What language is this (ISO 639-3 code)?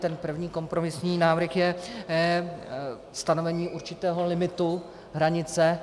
ces